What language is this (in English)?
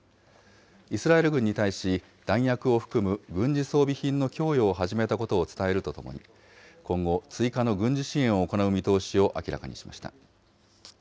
Japanese